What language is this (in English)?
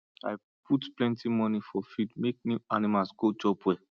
Nigerian Pidgin